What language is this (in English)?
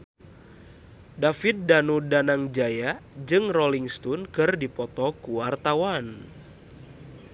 Sundanese